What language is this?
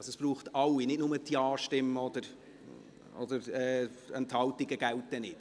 Swiss German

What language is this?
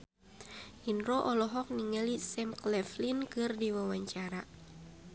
Sundanese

